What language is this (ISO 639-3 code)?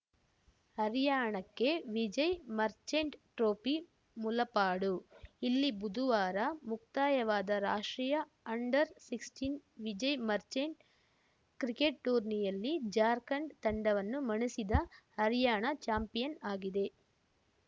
kan